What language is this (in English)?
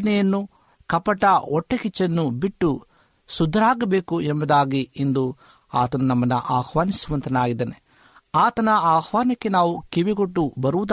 Kannada